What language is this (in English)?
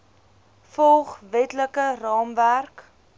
Afrikaans